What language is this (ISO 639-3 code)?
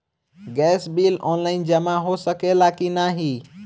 bho